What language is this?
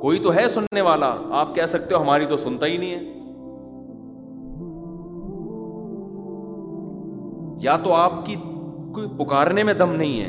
Urdu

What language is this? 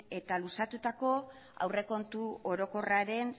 Basque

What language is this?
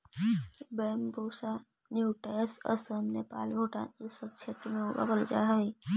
Magahi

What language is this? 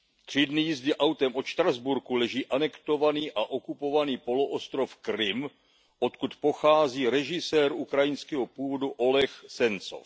Czech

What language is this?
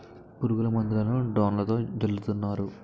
Telugu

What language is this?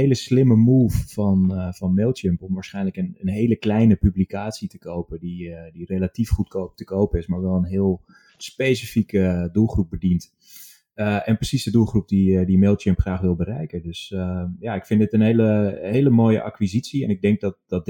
Dutch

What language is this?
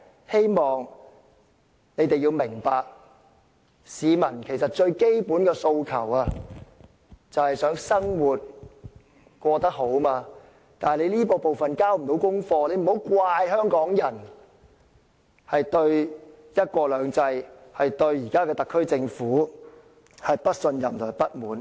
Cantonese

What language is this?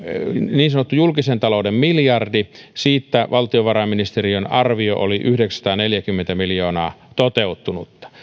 Finnish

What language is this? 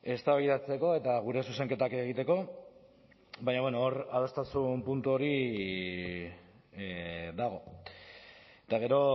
Basque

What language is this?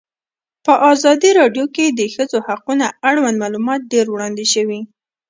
Pashto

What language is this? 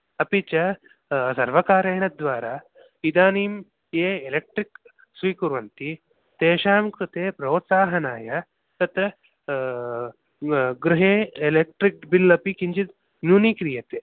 Sanskrit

